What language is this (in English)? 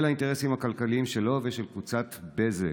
Hebrew